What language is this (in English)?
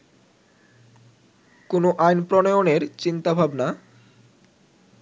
Bangla